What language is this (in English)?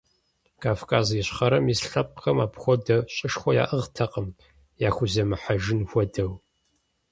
Kabardian